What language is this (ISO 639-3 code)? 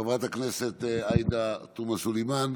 heb